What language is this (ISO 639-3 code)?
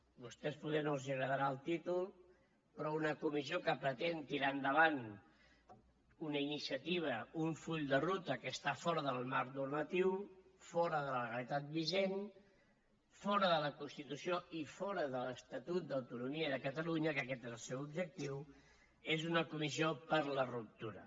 cat